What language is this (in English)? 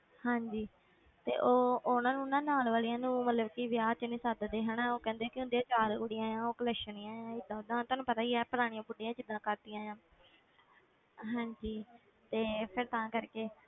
Punjabi